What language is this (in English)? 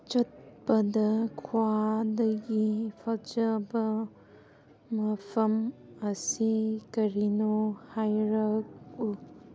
Manipuri